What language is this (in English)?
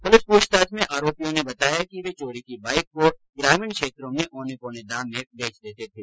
Hindi